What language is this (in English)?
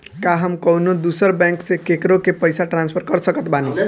Bhojpuri